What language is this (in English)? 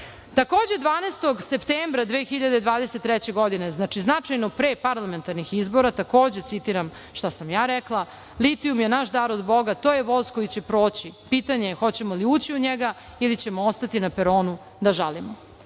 Serbian